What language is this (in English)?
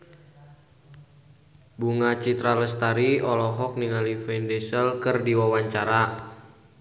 Sundanese